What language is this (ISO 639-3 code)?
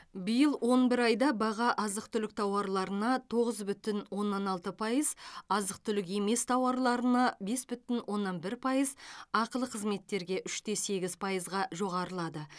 kaz